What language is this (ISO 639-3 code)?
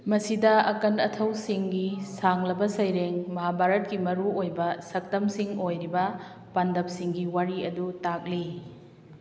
mni